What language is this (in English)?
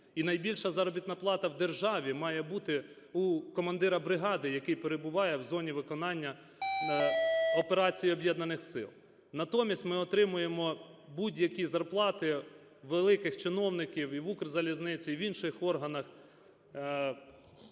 Ukrainian